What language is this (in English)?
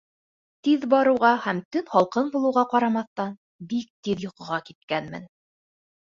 Bashkir